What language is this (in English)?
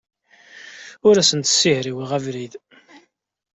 Kabyle